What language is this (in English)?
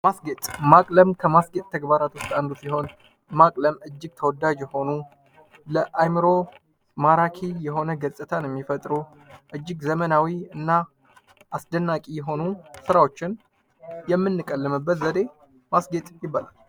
Amharic